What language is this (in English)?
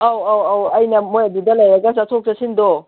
Manipuri